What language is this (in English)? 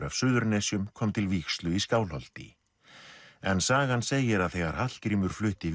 Icelandic